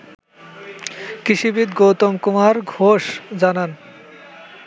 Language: Bangla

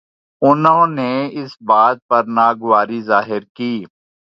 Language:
Urdu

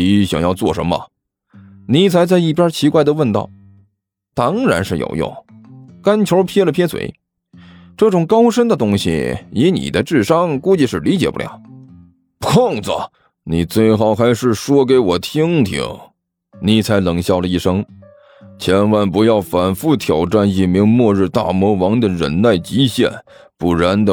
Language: Chinese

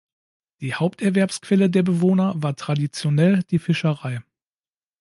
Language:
German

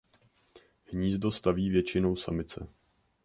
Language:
Czech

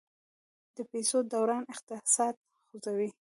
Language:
Pashto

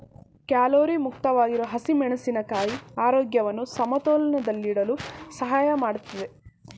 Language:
Kannada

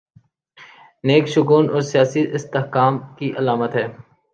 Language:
Urdu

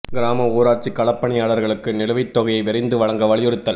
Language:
Tamil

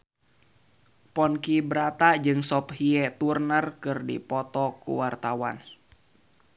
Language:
Sundanese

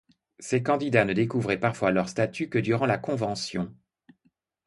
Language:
French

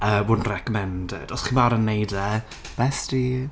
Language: Welsh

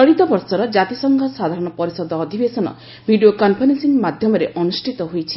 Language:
Odia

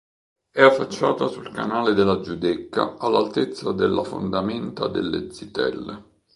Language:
Italian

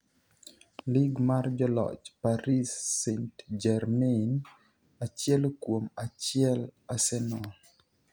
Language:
Luo (Kenya and Tanzania)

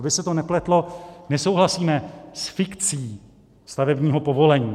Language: Czech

